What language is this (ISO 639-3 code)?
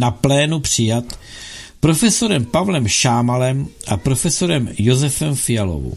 ces